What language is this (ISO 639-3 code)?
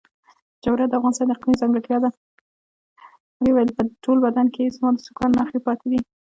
pus